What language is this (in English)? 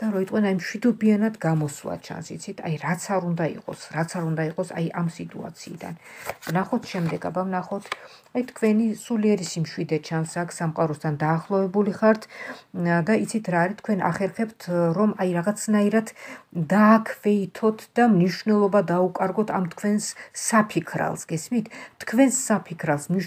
Romanian